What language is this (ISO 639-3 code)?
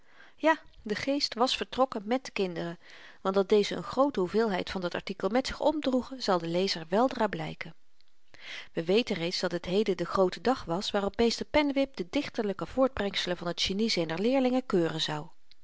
nld